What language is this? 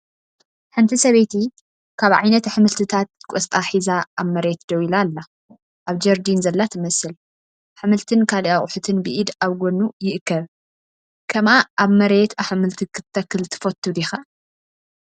Tigrinya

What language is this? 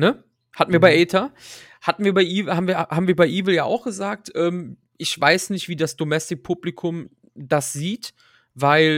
German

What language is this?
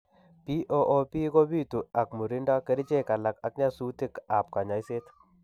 Kalenjin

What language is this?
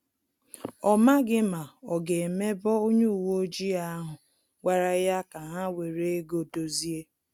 Igbo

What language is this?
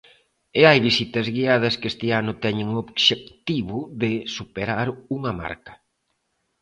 Galician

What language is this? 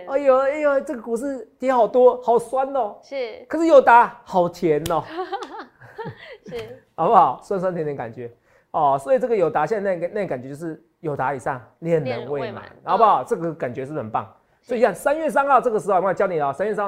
Chinese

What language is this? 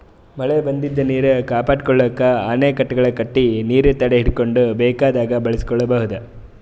Kannada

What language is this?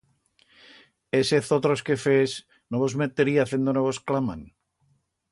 Aragonese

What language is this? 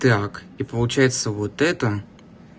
Russian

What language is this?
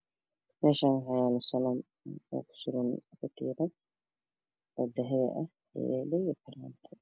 Somali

